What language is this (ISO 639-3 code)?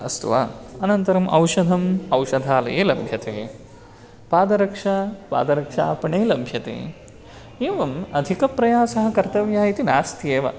san